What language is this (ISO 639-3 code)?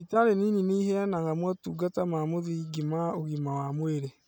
kik